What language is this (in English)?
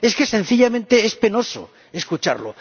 Spanish